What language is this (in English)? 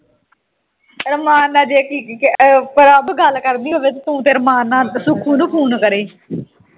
Punjabi